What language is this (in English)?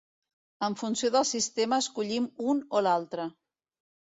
Catalan